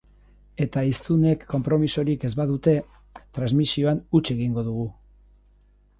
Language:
Basque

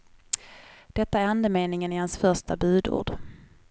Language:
Swedish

